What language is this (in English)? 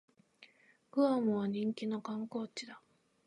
Japanese